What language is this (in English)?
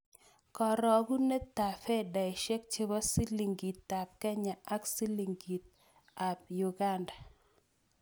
Kalenjin